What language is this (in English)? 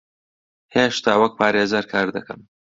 Central Kurdish